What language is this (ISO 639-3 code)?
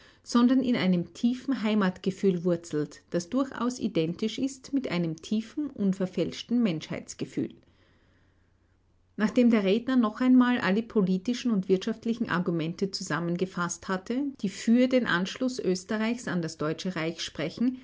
deu